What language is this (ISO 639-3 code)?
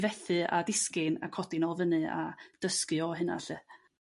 cym